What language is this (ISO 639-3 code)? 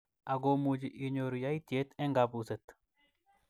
kln